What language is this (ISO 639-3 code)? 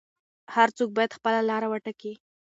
pus